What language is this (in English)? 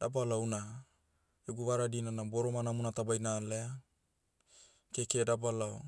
Motu